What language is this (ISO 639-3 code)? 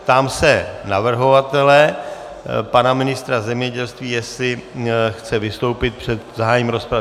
ces